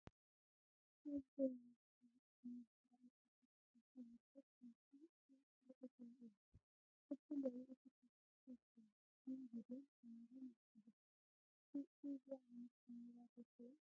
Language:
Tigrinya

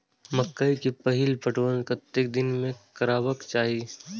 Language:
Maithili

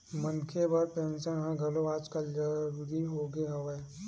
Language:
Chhattisgarhi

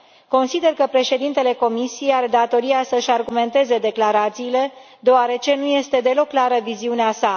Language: Romanian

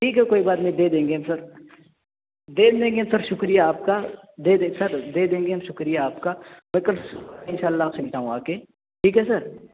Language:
Urdu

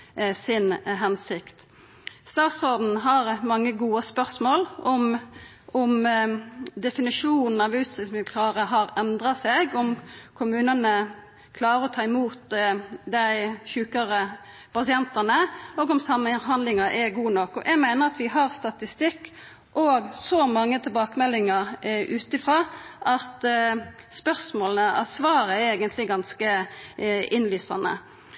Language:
Norwegian Nynorsk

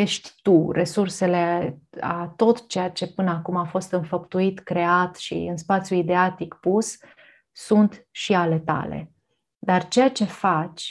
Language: Romanian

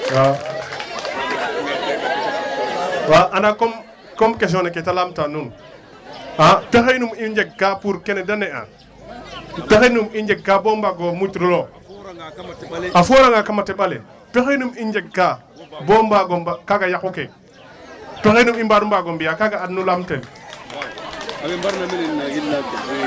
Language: Wolof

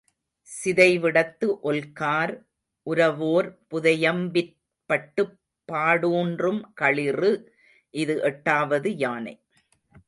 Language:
Tamil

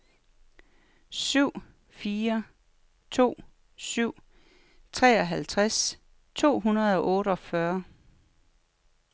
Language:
Danish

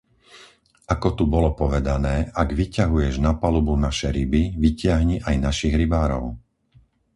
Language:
Slovak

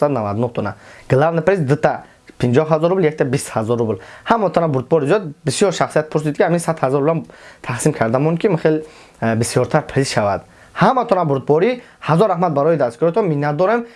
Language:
Turkish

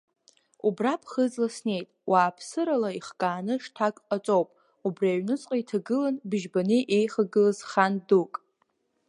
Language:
Abkhazian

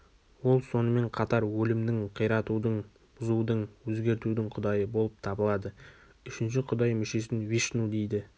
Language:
Kazakh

